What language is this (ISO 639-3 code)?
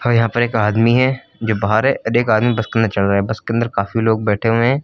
hin